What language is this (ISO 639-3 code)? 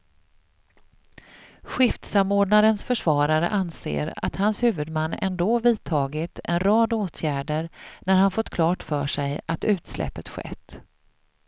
swe